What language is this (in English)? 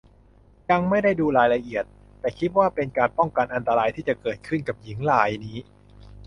Thai